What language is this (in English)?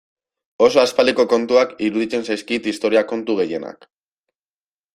Basque